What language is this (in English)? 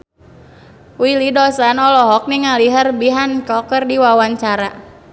Sundanese